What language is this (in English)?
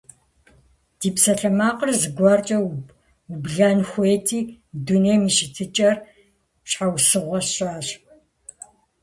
Kabardian